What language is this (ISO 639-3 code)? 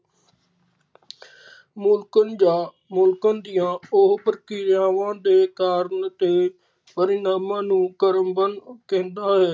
pan